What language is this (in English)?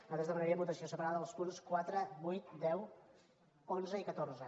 Catalan